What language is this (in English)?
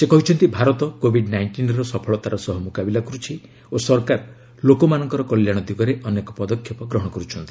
Odia